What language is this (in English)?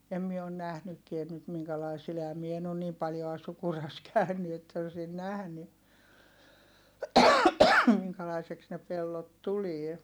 Finnish